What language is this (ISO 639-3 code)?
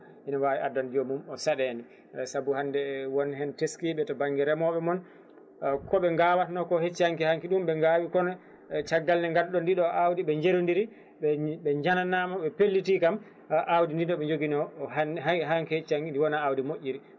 ful